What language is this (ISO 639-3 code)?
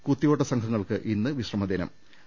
mal